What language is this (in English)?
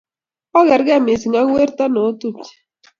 Kalenjin